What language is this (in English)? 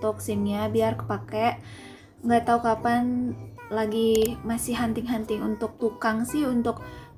Indonesian